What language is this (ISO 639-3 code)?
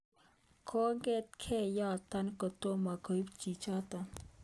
kln